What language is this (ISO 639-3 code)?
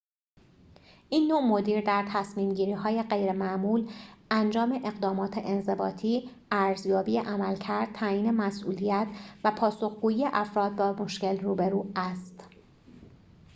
fas